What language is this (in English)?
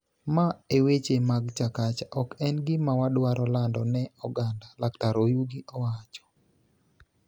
Luo (Kenya and Tanzania)